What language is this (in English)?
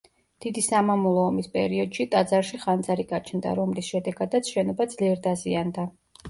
Georgian